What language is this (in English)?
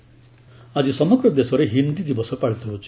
Odia